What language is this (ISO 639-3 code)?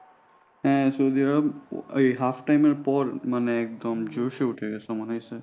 ben